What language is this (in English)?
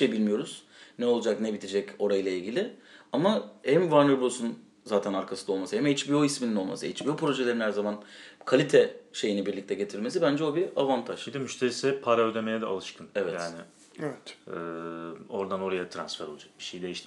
Turkish